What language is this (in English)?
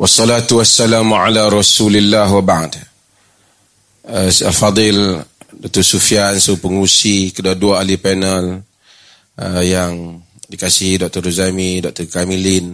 Malay